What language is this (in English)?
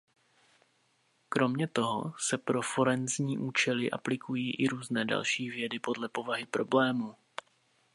Czech